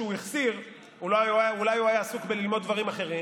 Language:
Hebrew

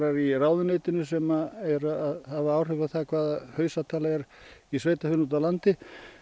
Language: Icelandic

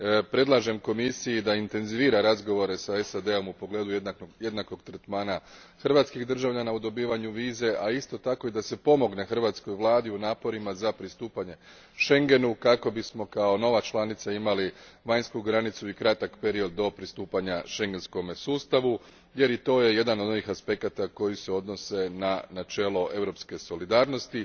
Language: Croatian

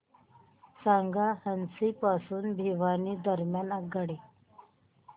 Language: Marathi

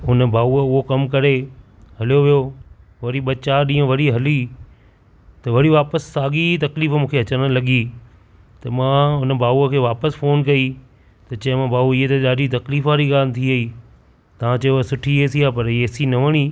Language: Sindhi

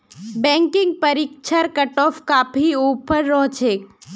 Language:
Magahi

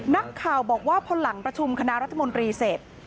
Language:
Thai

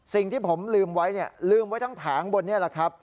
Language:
Thai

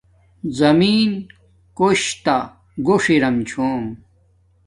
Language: Domaaki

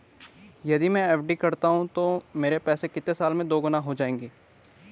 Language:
Hindi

